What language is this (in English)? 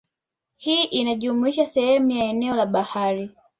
Swahili